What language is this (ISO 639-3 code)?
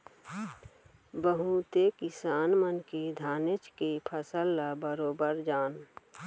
hne